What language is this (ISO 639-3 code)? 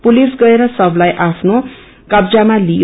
nep